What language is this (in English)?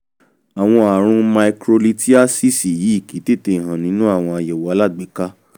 Yoruba